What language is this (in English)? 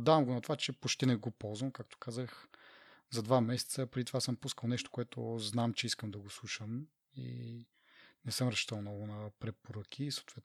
Bulgarian